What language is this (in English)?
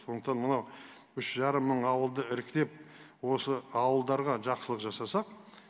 Kazakh